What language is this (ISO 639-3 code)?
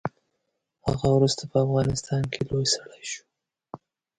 pus